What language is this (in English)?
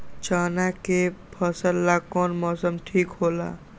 Magahi